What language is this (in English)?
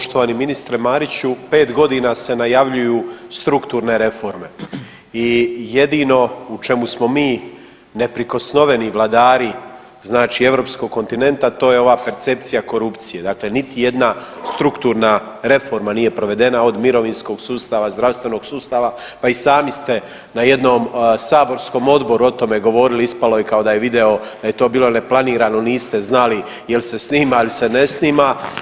Croatian